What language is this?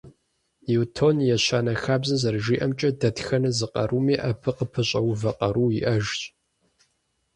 Kabardian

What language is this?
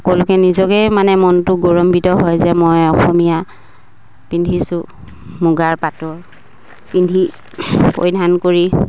Assamese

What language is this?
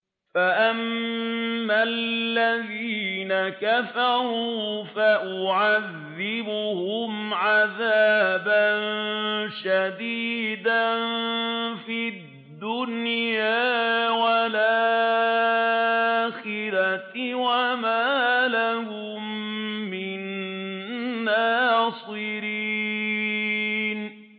Arabic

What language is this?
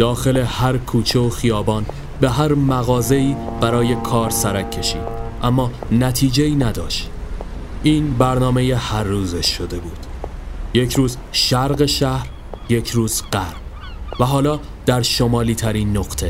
Persian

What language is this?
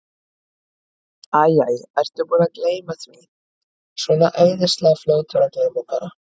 Icelandic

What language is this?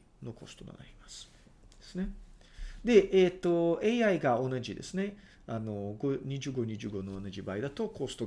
Japanese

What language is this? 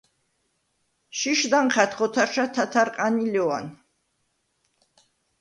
Svan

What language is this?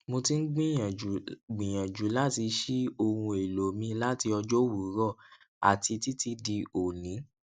Yoruba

